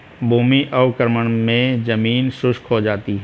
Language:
Hindi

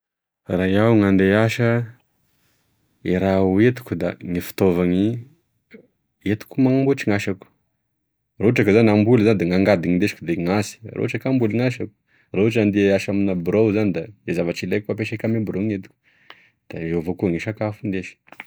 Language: Tesaka Malagasy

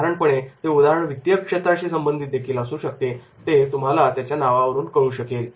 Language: Marathi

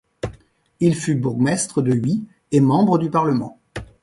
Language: French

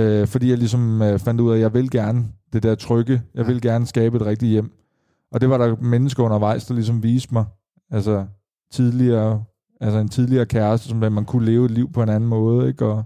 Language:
Danish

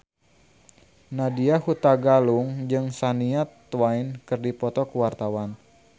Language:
Sundanese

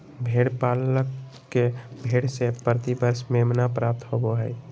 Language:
Magahi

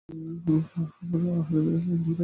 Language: Bangla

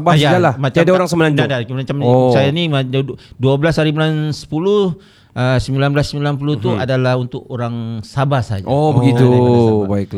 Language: Malay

